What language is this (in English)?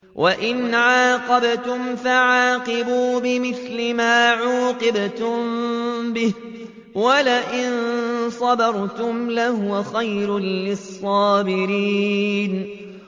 Arabic